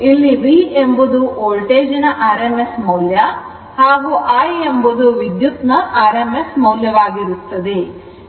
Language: Kannada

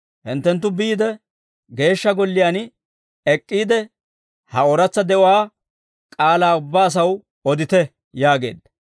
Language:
Dawro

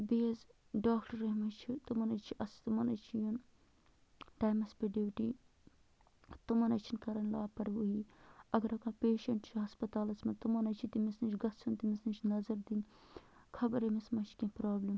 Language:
Kashmiri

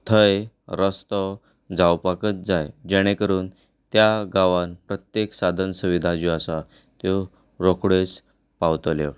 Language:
Konkani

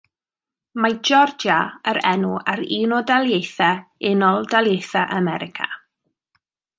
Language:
Welsh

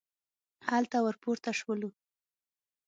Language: Pashto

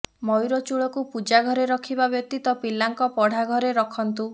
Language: Odia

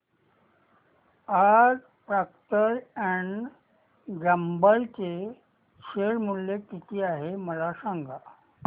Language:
Marathi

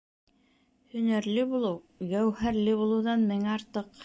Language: Bashkir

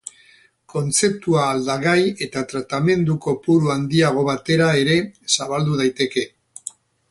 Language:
Basque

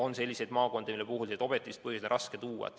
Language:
Estonian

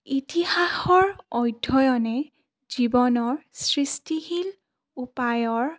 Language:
Assamese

